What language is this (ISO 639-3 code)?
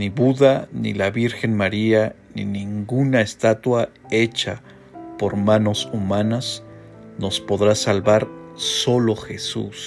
spa